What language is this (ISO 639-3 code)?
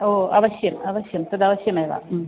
san